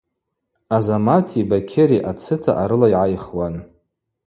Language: Abaza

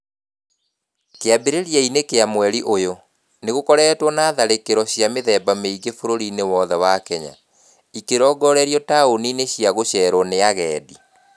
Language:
Kikuyu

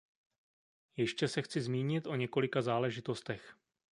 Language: Czech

